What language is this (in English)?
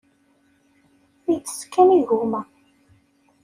Kabyle